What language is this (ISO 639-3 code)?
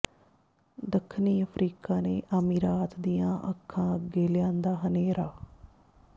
pan